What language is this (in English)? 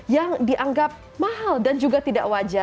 Indonesian